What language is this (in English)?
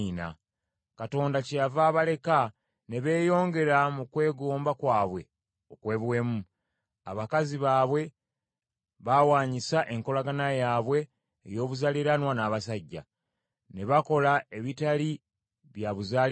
Ganda